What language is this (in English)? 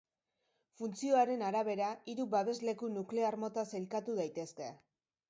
Basque